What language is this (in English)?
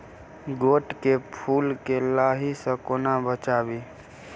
Maithili